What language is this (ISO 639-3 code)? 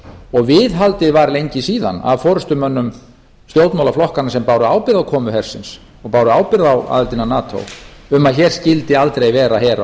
isl